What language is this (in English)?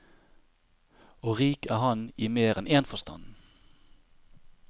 Norwegian